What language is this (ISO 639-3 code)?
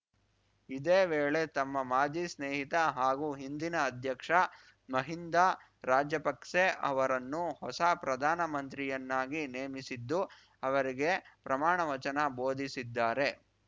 kan